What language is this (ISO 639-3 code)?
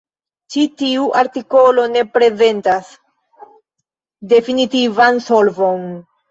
epo